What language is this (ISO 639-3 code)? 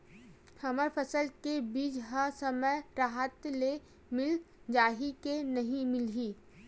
hne